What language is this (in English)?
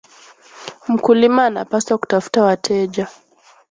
Swahili